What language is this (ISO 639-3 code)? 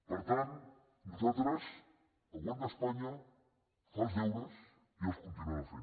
cat